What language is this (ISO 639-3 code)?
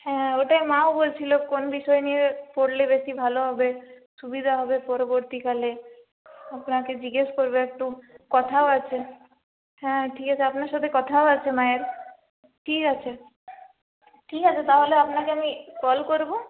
ben